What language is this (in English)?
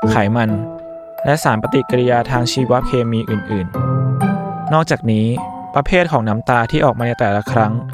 Thai